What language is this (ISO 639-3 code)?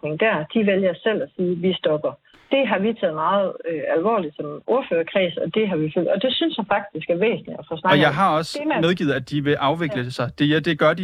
dan